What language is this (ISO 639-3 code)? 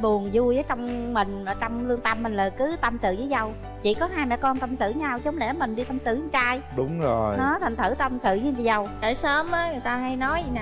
vie